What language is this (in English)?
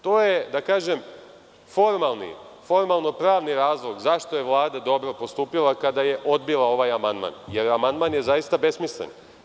Serbian